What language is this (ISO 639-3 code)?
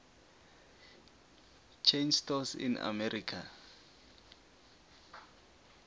nbl